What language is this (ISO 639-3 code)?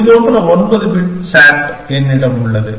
tam